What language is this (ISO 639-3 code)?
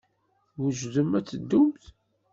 kab